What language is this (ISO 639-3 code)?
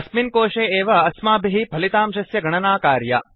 san